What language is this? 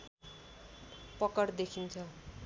Nepali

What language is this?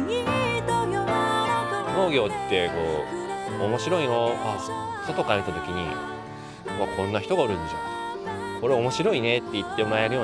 Japanese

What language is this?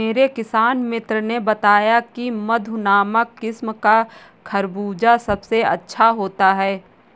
Hindi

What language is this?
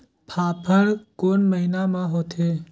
Chhattisgarhi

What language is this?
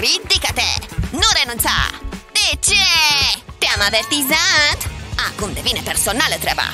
Romanian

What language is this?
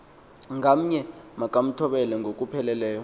Xhosa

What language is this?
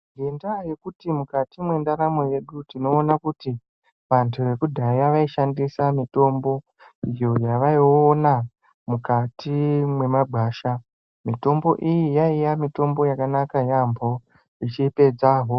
Ndau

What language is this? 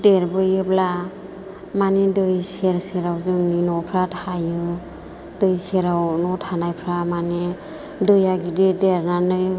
Bodo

